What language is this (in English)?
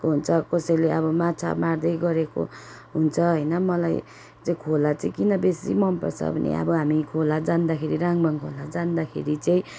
Nepali